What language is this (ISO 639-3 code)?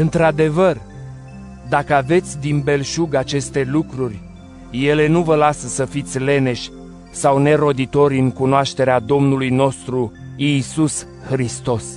ron